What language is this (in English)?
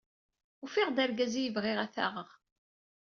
Kabyle